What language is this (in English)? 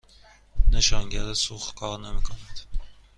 Persian